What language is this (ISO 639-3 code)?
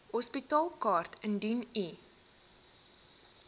afr